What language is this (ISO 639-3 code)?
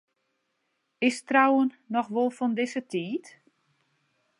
fry